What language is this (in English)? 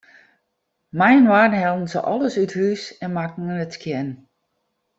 Western Frisian